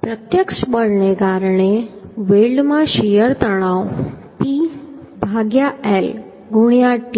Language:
Gujarati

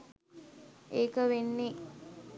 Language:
Sinhala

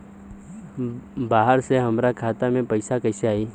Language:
Bhojpuri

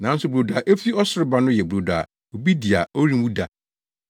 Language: Akan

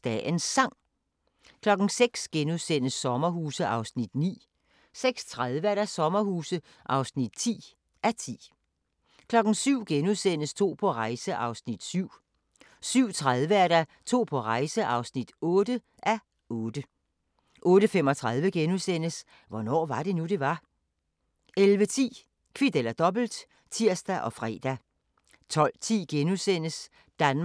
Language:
Danish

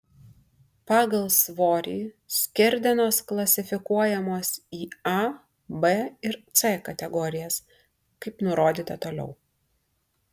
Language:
Lithuanian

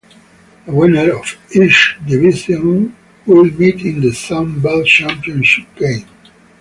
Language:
English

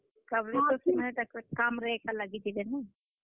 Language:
Odia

